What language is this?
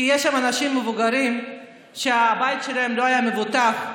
Hebrew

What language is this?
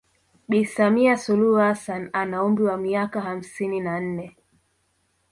Swahili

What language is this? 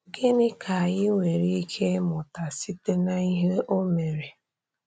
Igbo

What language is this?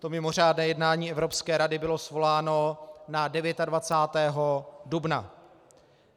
Czech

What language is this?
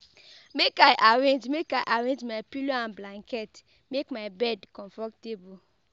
Nigerian Pidgin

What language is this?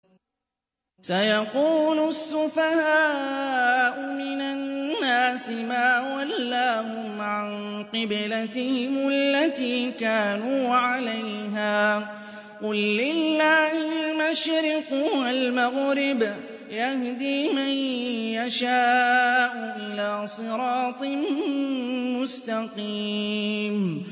Arabic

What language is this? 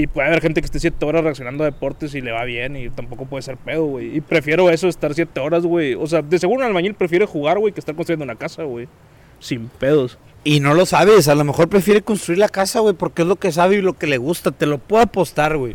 Spanish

